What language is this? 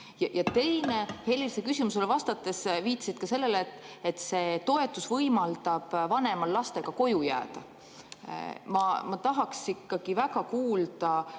Estonian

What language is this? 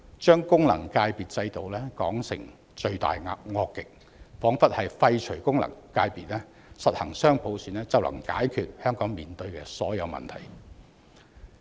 Cantonese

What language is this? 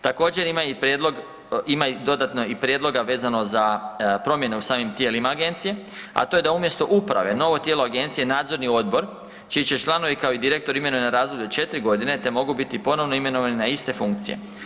Croatian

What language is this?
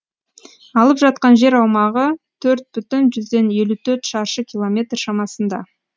Kazakh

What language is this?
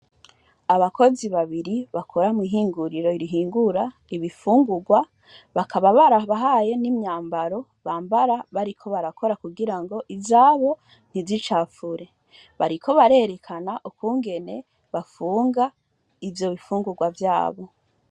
Rundi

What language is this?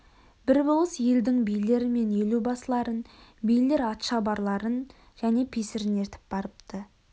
Kazakh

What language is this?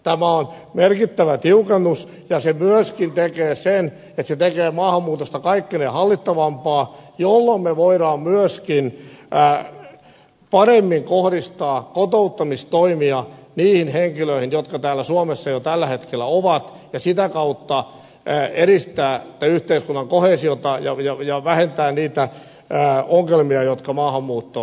Finnish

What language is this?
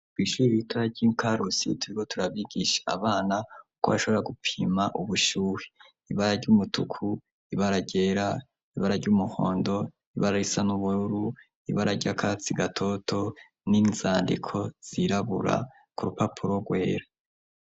Rundi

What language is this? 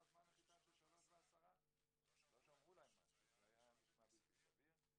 Hebrew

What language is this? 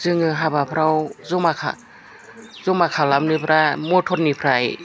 Bodo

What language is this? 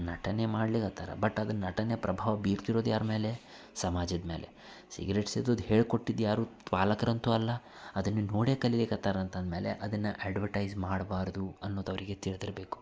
Kannada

